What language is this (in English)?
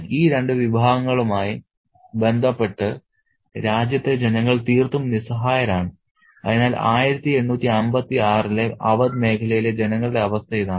Malayalam